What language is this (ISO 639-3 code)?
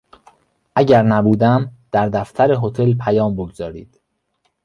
fas